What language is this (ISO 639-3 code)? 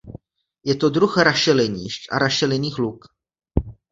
ces